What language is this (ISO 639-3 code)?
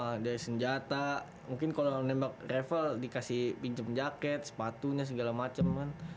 ind